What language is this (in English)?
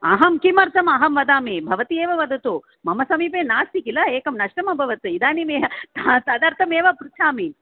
Sanskrit